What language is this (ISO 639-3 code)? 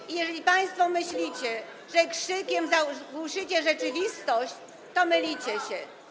pol